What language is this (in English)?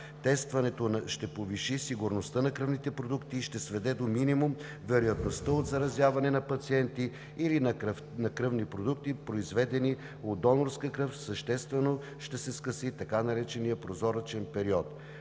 Bulgarian